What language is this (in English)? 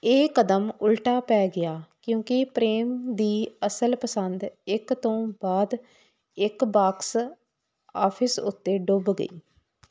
Punjabi